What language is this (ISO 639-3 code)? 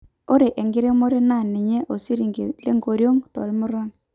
mas